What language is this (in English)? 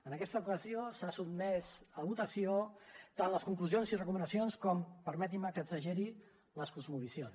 Catalan